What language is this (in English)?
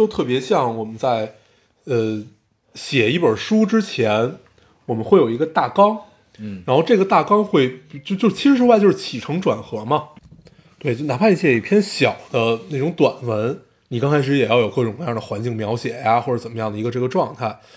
Chinese